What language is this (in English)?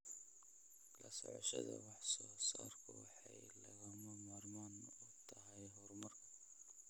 Somali